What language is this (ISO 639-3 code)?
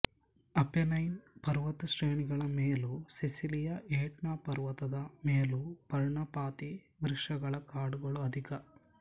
kan